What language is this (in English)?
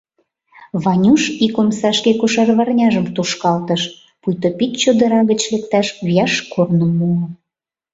Mari